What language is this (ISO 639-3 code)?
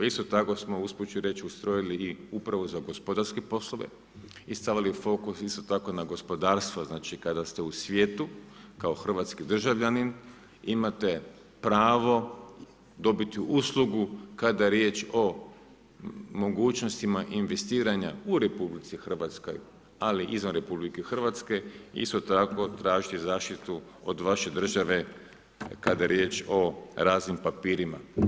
hrv